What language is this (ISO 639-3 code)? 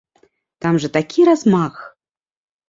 bel